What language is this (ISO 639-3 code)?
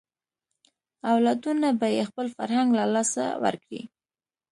pus